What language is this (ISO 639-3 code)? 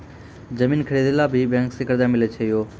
mai